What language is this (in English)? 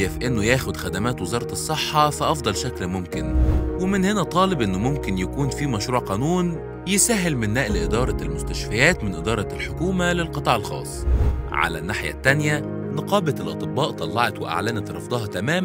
Arabic